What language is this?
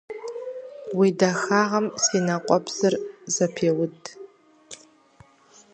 Kabardian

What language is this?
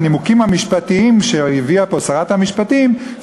Hebrew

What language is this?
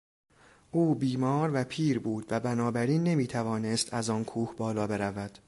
Persian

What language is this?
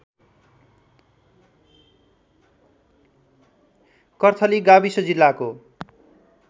Nepali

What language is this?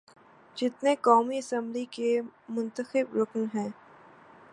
Urdu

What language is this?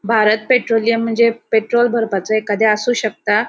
Konkani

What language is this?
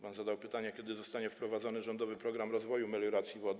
Polish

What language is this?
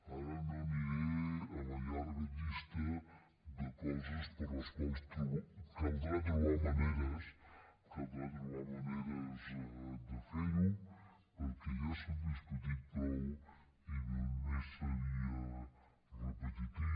Catalan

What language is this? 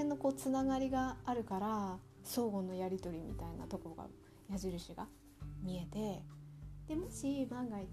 Japanese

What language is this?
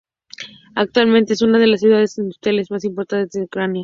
Spanish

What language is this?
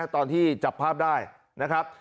Thai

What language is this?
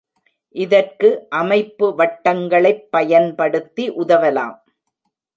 Tamil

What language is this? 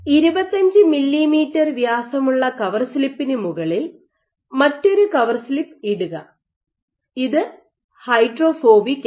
Malayalam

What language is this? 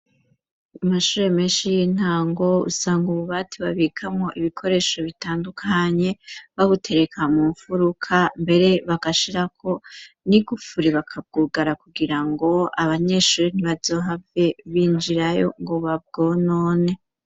Rundi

